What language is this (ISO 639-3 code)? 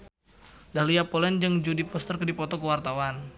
sun